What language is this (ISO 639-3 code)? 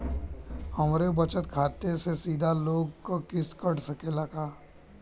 bho